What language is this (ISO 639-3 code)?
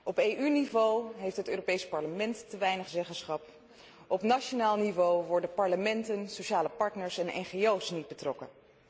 nld